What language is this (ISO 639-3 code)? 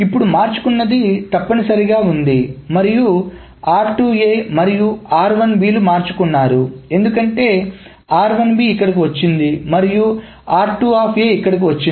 tel